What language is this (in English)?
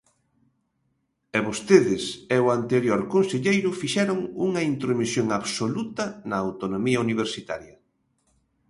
Galician